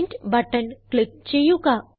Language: Malayalam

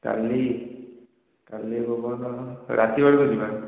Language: Odia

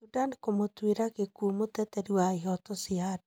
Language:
Kikuyu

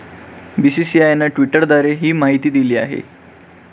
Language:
Marathi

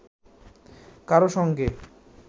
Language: Bangla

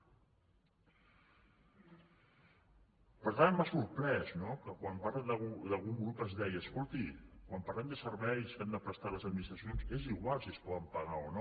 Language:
Catalan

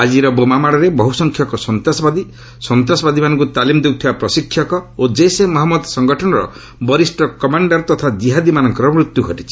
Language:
Odia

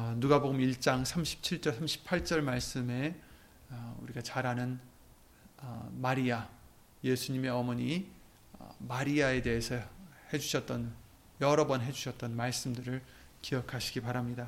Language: Korean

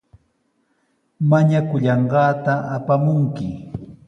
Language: Sihuas Ancash Quechua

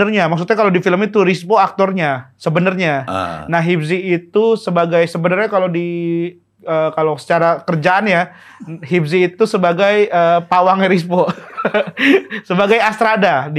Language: Indonesian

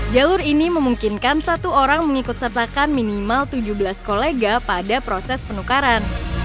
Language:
Indonesian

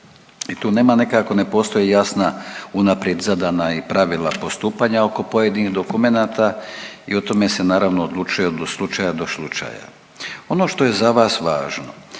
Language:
Croatian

